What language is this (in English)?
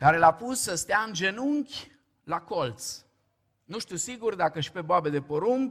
Romanian